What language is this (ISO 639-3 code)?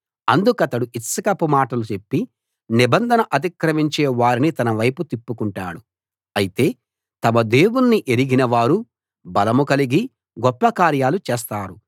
tel